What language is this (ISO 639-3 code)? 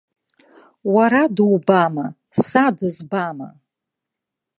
abk